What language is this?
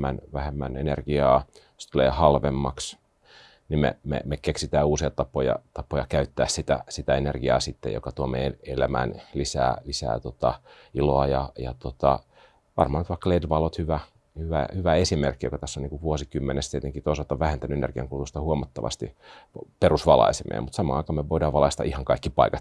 Finnish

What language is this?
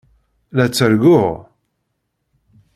Kabyle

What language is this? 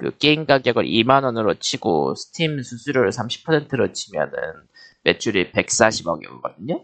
Korean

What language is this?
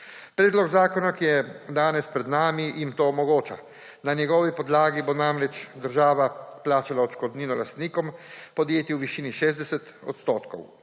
Slovenian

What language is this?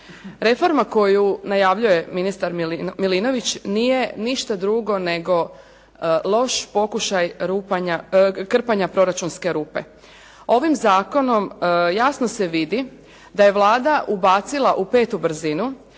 Croatian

